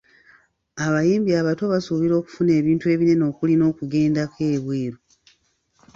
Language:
Ganda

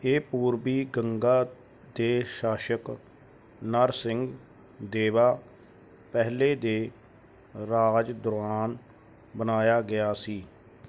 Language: Punjabi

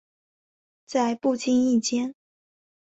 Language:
Chinese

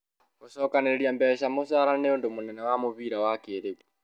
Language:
Kikuyu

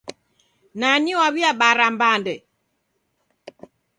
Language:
Taita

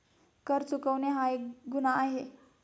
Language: Marathi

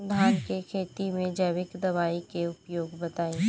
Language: Bhojpuri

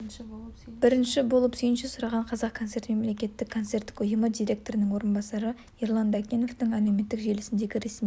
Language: Kazakh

